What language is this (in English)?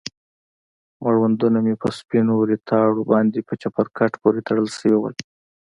Pashto